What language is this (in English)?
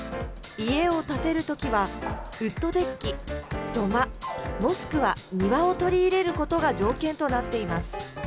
Japanese